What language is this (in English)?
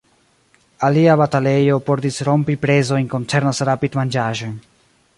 Esperanto